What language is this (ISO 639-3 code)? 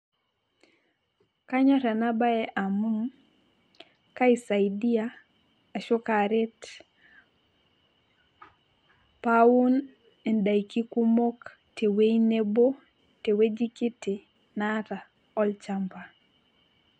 mas